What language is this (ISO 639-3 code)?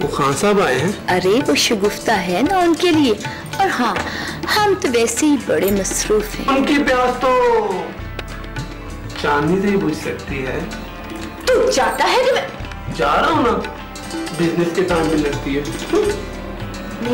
hin